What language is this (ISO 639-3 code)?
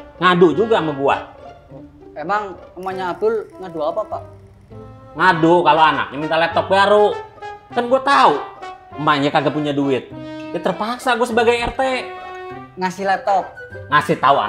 ind